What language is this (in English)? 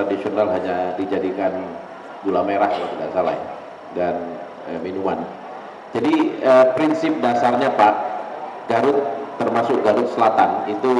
Indonesian